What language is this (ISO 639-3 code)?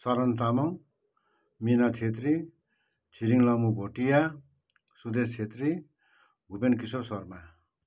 nep